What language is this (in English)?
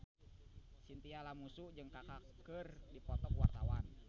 Sundanese